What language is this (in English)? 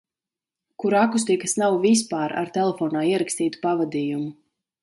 Latvian